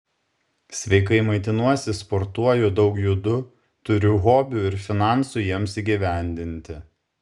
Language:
Lithuanian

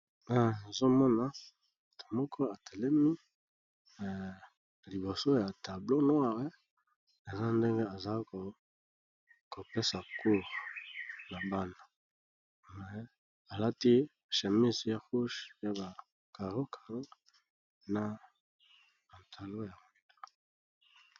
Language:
Lingala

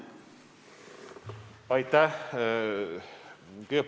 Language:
Estonian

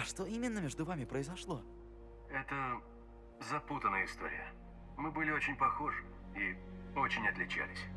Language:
Russian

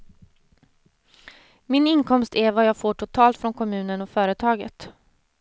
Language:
Swedish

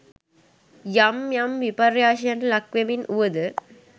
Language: Sinhala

